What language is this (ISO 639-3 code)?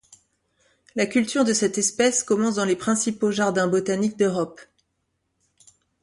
fra